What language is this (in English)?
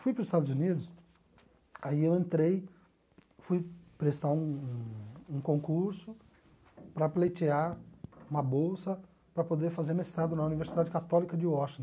Portuguese